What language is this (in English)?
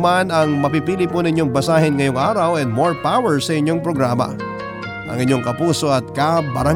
Filipino